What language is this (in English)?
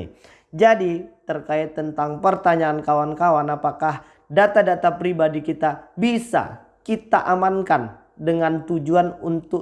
Indonesian